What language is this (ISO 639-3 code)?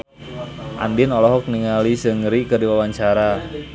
sun